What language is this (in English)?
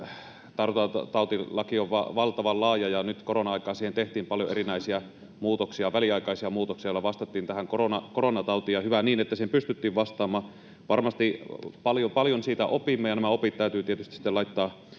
Finnish